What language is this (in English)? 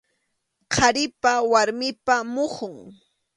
Arequipa-La Unión Quechua